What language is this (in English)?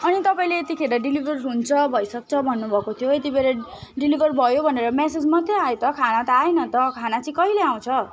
Nepali